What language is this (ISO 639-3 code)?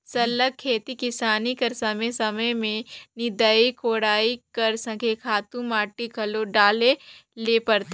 hne